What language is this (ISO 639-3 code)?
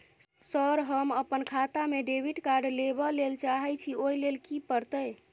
mai